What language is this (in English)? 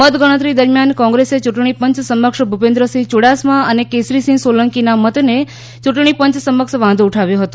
Gujarati